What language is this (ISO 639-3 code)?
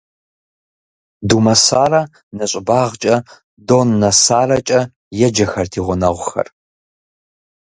kbd